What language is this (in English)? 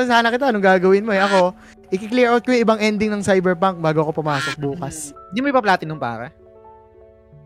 Filipino